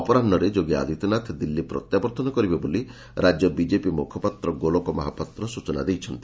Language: Odia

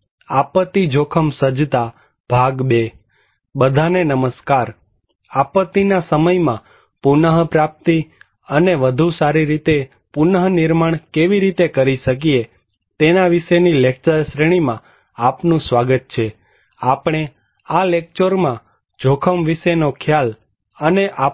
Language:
Gujarati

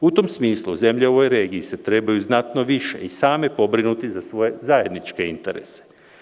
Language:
Serbian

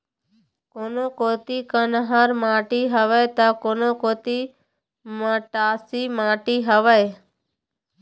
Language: Chhattisgarhi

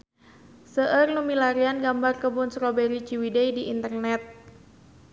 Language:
Sundanese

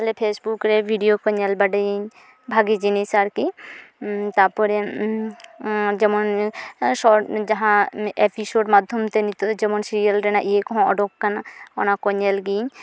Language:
Santali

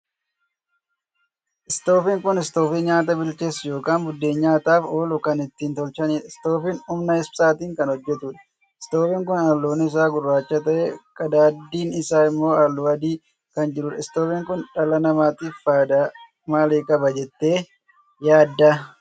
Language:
Oromo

